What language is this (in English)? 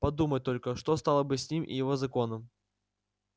Russian